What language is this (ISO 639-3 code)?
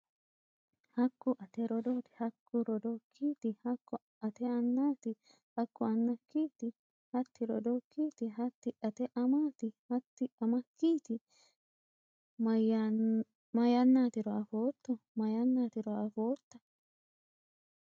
sid